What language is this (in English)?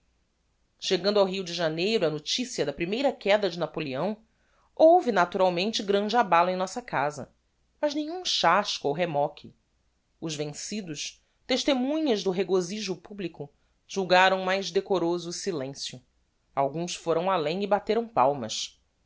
Portuguese